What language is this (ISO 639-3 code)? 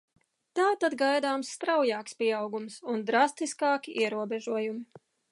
lav